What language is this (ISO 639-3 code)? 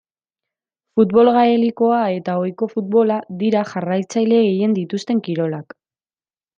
eus